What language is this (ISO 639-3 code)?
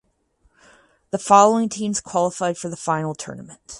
eng